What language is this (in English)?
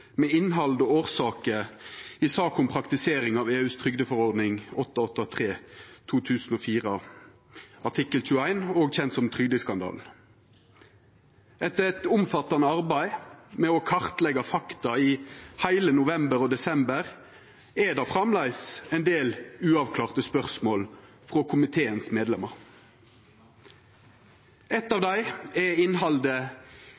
Norwegian Nynorsk